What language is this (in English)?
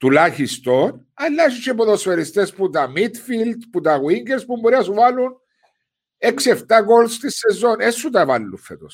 Greek